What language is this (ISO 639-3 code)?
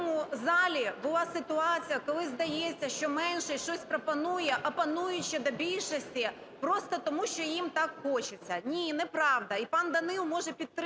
ukr